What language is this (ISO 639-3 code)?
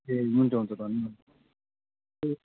nep